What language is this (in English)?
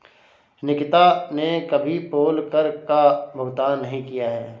Hindi